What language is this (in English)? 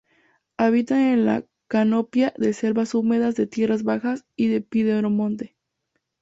Spanish